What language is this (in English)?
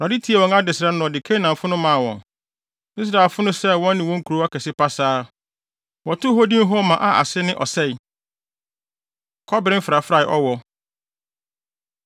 Akan